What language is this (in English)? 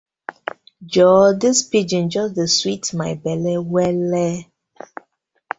Nigerian Pidgin